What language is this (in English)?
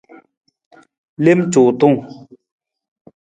Nawdm